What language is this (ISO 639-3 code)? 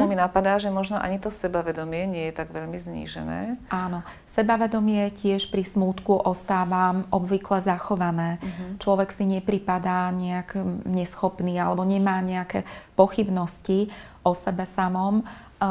slk